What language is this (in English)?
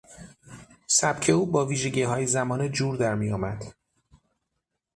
Persian